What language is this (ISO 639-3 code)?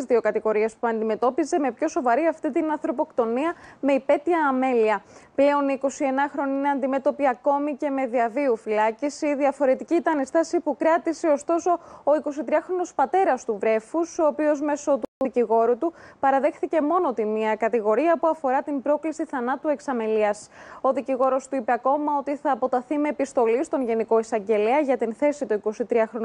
ell